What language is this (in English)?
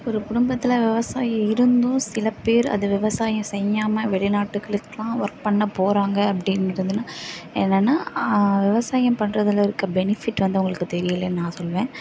Tamil